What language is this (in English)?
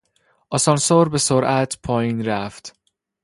Persian